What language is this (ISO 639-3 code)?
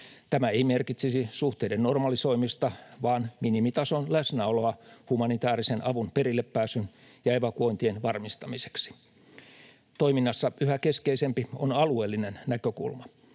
fin